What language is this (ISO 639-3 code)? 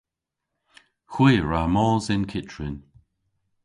cor